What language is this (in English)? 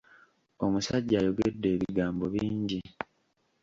Ganda